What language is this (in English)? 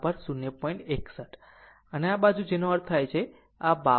Gujarati